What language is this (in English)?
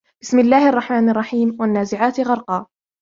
Arabic